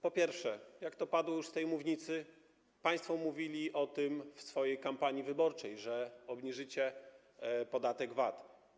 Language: Polish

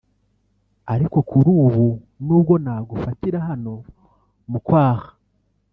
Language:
Kinyarwanda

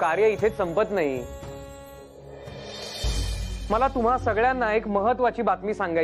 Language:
Hindi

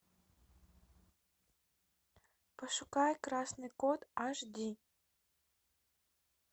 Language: Russian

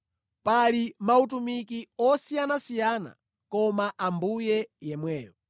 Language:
Nyanja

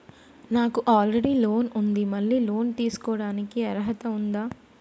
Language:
Telugu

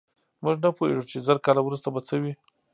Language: Pashto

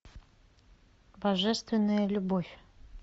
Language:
Russian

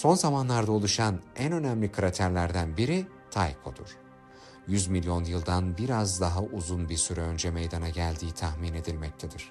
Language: Turkish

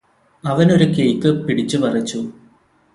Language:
Malayalam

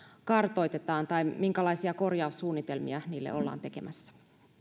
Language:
Finnish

